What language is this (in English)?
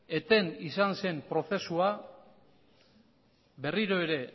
Basque